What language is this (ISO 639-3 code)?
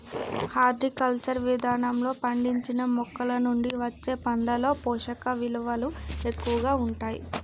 tel